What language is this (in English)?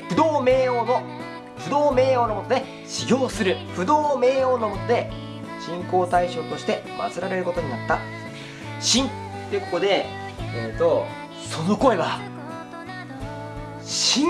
Japanese